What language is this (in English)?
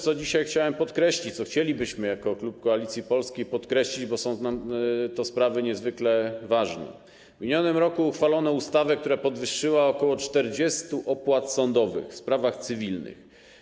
Polish